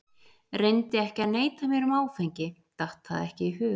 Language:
Icelandic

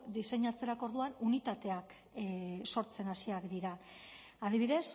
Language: Basque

